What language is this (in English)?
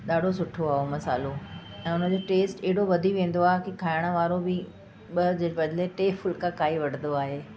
Sindhi